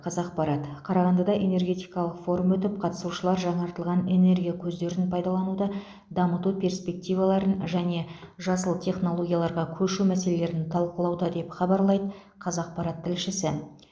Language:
Kazakh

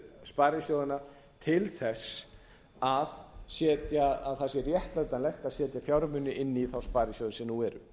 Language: Icelandic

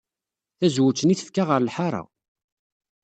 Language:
Kabyle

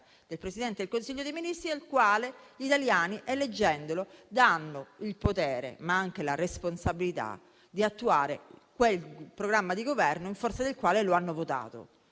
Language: Italian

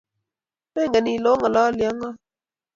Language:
Kalenjin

